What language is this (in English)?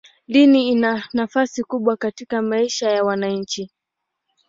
Swahili